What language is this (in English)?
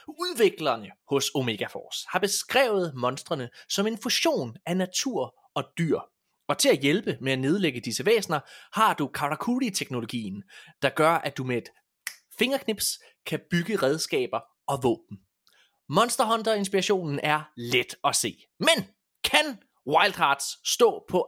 Danish